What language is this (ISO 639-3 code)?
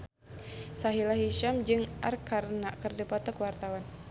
sun